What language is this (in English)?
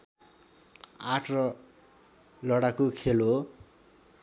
Nepali